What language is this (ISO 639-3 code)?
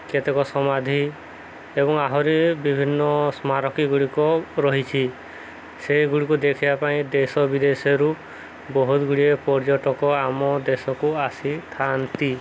ori